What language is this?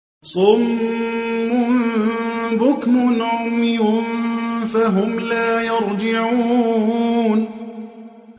Arabic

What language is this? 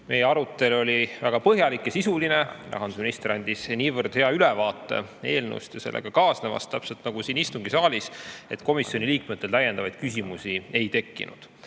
Estonian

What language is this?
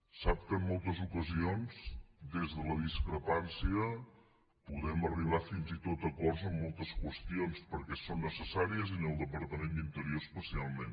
Catalan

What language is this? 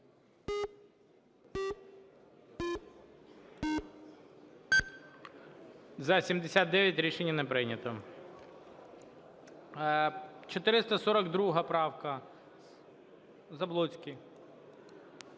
Ukrainian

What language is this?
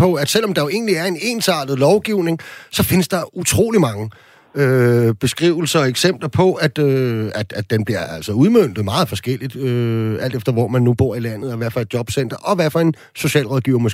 Danish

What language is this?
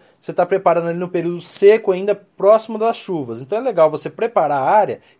Portuguese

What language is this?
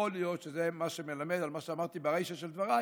Hebrew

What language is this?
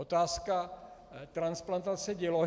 Czech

